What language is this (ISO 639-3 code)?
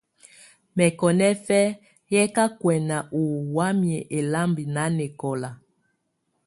tvu